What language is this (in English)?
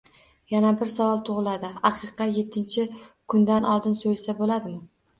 Uzbek